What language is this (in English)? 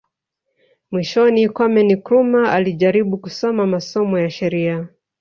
Swahili